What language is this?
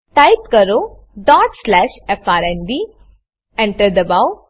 Gujarati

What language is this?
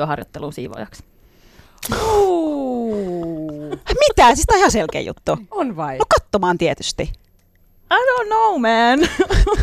Finnish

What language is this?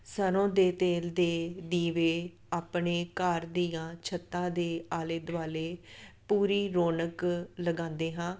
Punjabi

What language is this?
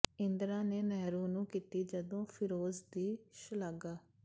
Punjabi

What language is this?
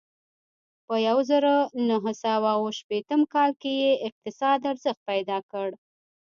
Pashto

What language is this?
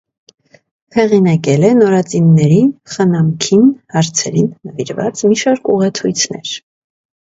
Armenian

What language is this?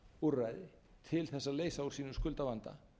Icelandic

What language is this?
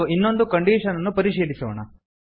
Kannada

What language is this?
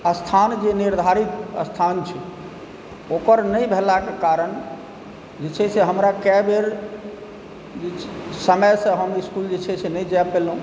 Maithili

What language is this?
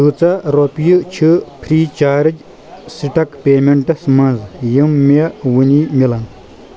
Kashmiri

